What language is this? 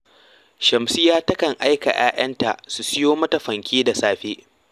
Hausa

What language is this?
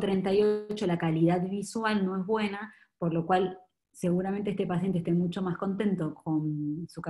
Spanish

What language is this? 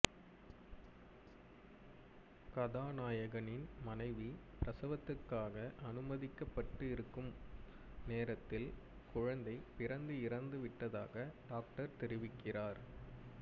Tamil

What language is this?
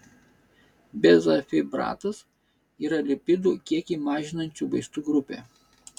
Lithuanian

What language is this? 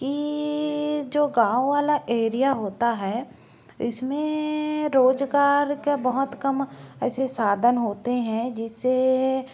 Hindi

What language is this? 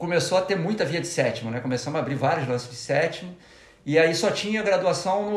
Portuguese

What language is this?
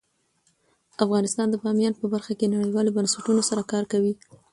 Pashto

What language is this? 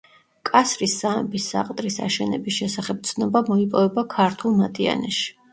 Georgian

